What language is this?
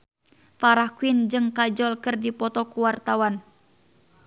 Sundanese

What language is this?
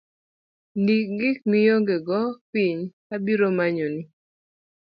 Luo (Kenya and Tanzania)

